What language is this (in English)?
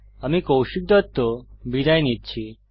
Bangla